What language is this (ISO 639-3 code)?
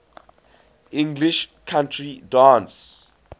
eng